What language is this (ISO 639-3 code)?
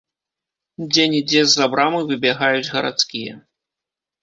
bel